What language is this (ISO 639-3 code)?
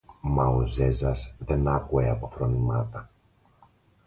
ell